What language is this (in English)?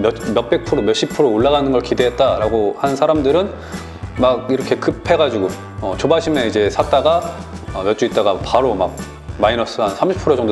Korean